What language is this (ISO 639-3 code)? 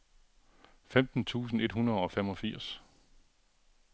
dan